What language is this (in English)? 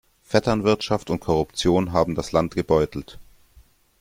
German